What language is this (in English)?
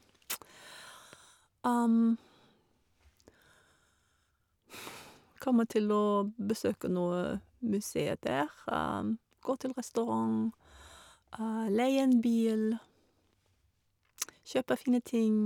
Norwegian